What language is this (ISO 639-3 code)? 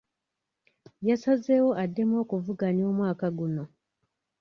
lug